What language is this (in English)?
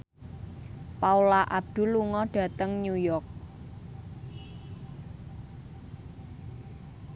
Javanese